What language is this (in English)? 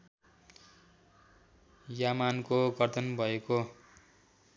Nepali